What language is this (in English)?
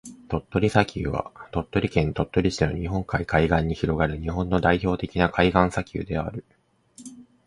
Japanese